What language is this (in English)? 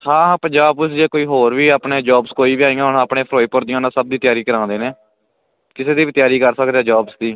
Punjabi